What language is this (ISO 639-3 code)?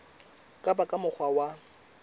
sot